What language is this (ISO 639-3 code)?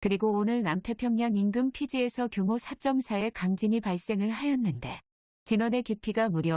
kor